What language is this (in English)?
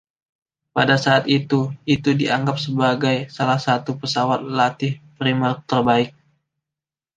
Indonesian